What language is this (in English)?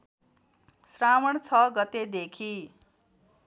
Nepali